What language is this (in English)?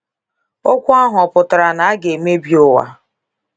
Igbo